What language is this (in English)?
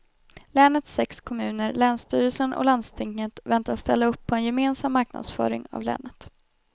Swedish